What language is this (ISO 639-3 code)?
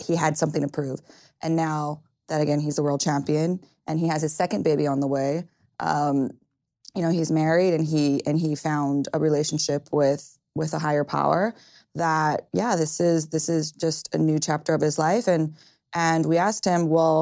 eng